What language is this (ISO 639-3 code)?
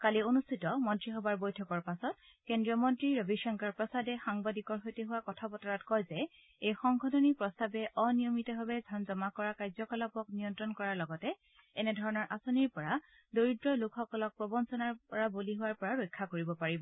asm